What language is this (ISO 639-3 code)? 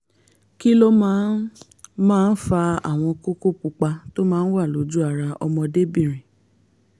yor